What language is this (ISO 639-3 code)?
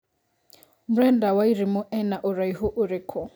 kik